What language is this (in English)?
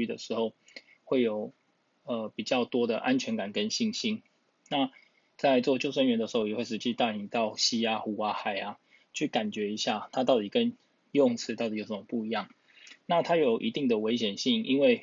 Chinese